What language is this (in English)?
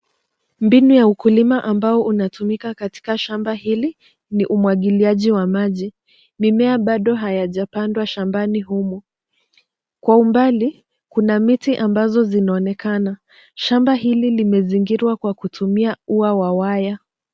Swahili